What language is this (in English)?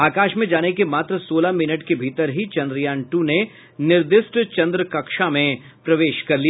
Hindi